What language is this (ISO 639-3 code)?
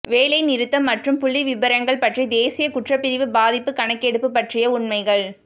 tam